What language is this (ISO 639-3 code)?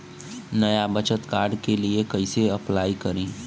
bho